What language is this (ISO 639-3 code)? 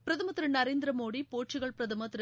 tam